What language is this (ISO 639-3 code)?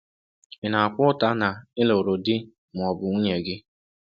ibo